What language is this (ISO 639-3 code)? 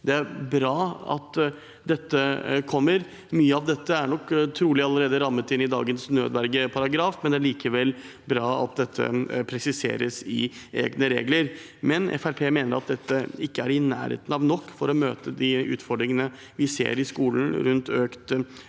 nor